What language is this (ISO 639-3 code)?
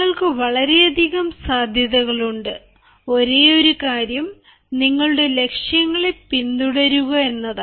mal